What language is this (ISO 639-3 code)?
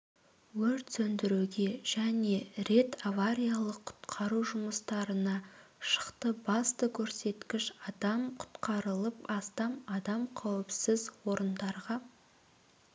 kaz